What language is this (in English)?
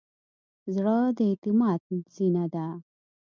Pashto